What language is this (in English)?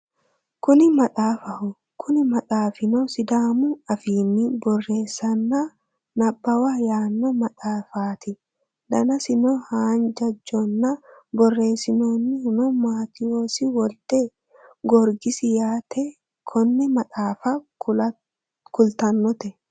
Sidamo